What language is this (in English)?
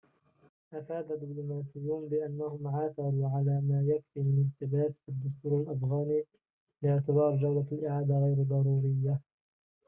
Arabic